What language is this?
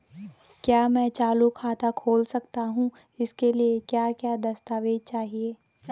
Hindi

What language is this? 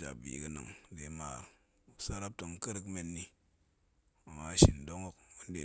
Goemai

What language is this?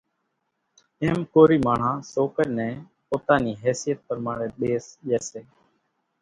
Kachi Koli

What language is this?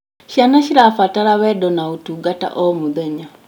Kikuyu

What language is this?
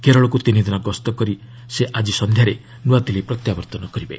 Odia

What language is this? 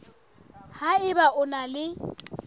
Southern Sotho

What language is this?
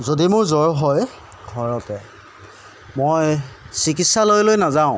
Assamese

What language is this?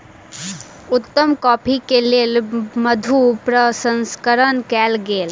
Maithili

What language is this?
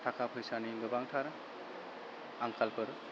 Bodo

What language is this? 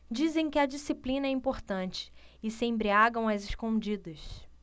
Portuguese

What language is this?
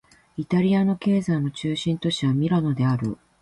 Japanese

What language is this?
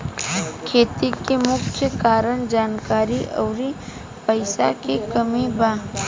Bhojpuri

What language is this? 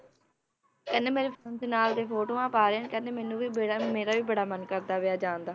Punjabi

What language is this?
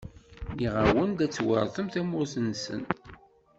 Kabyle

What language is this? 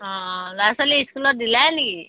Assamese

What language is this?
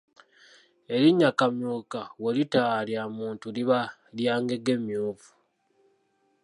Ganda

